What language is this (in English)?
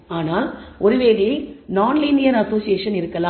Tamil